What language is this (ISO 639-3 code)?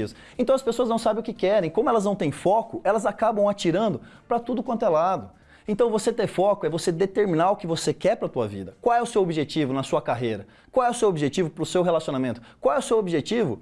por